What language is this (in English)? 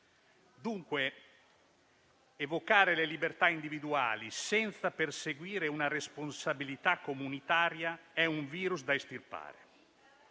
Italian